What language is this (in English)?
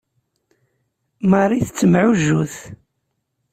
Kabyle